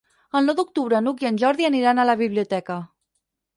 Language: Catalan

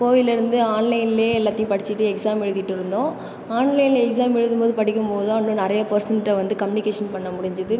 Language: Tamil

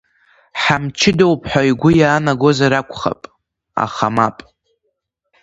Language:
Abkhazian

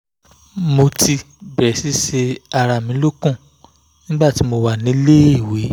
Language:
Yoruba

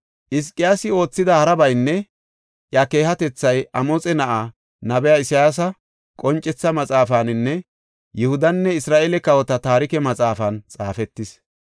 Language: Gofa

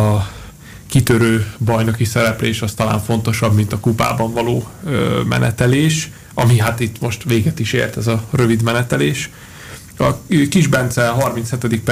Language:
Hungarian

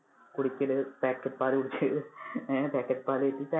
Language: Malayalam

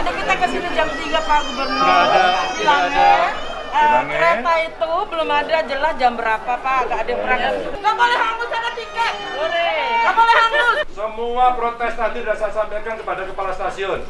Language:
Indonesian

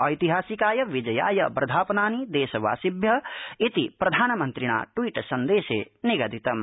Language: Sanskrit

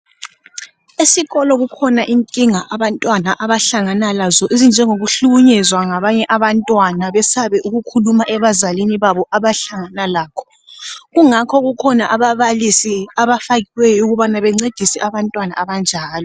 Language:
North Ndebele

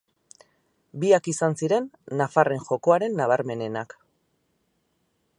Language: Basque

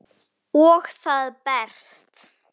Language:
Icelandic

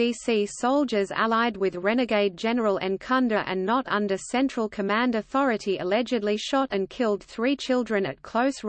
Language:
English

